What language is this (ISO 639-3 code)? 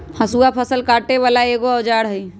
mag